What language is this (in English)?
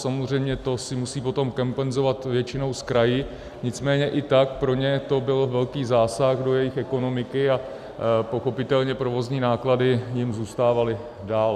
Czech